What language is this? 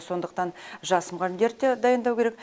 Kazakh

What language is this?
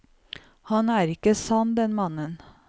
Norwegian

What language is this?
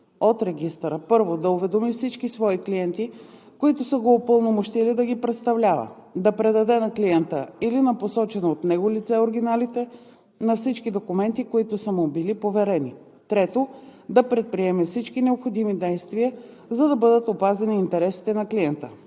Bulgarian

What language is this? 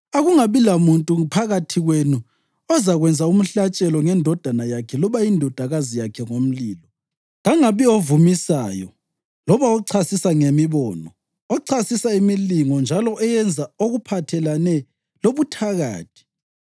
North Ndebele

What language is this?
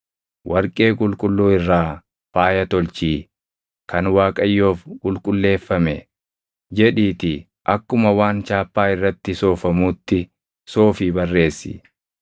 Oromo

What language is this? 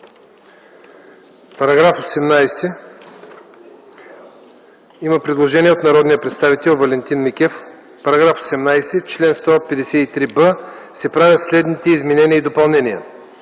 Bulgarian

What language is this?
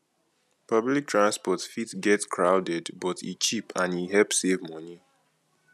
Nigerian Pidgin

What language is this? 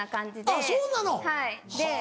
Japanese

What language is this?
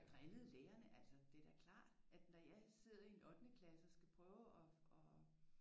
Danish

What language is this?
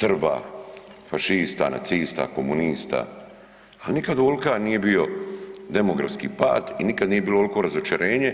Croatian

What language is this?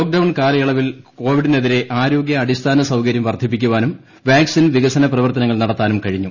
Malayalam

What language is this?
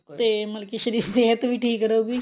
Punjabi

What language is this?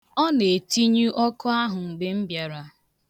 Igbo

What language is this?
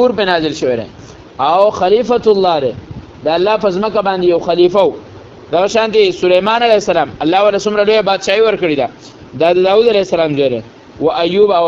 Arabic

